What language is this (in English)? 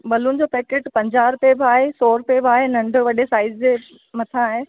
Sindhi